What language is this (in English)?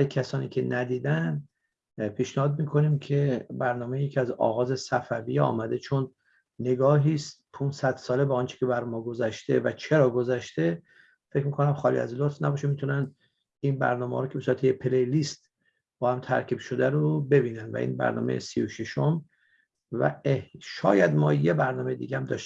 Persian